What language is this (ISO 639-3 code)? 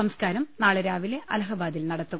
mal